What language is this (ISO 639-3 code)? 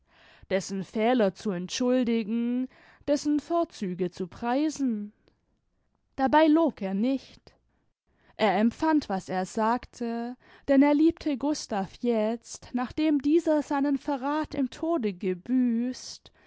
deu